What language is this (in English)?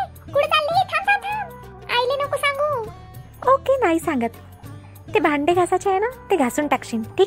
Thai